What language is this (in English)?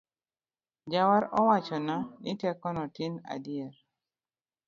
Luo (Kenya and Tanzania)